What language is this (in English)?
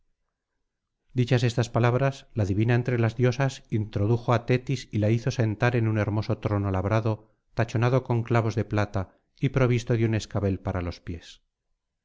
Spanish